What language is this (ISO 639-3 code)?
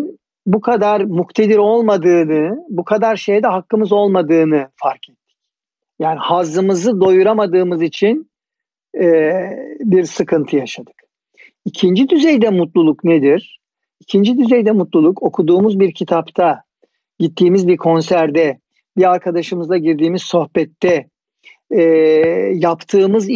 tur